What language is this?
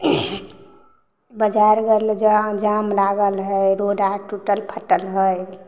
Maithili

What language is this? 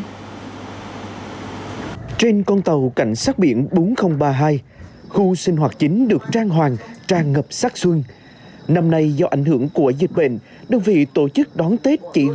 Vietnamese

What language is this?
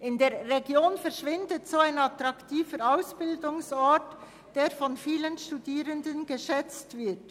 Swiss German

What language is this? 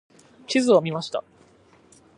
Japanese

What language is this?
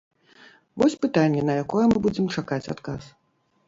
Belarusian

